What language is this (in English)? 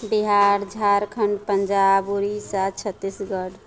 Maithili